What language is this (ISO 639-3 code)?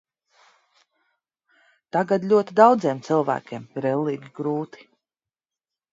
lav